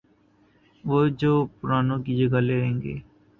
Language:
Urdu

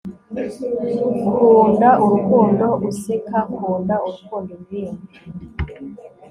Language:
Kinyarwanda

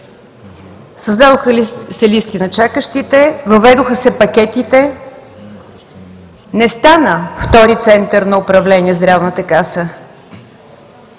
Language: Bulgarian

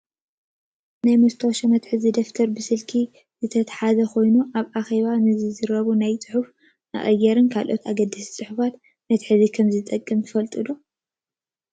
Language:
Tigrinya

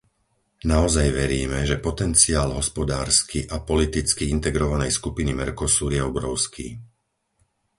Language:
Slovak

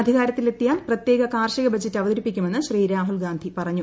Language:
Malayalam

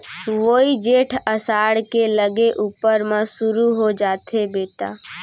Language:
Chhattisgarhi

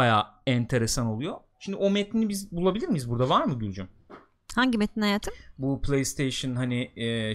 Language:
Turkish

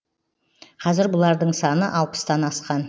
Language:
Kazakh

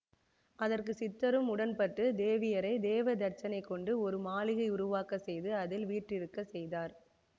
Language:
Tamil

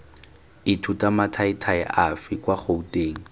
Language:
Tswana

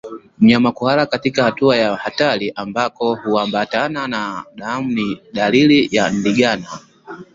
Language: Swahili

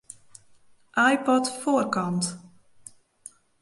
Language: Western Frisian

